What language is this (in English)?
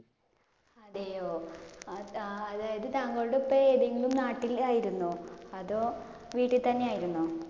Malayalam